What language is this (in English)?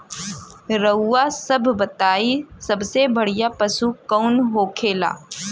Bhojpuri